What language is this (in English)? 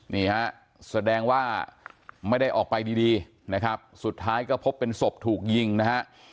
Thai